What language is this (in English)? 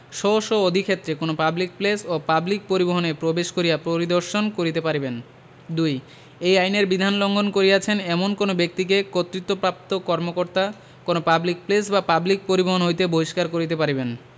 Bangla